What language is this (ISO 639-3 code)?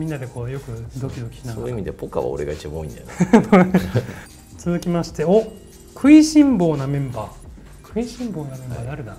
jpn